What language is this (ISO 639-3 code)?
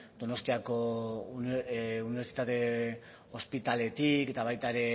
eus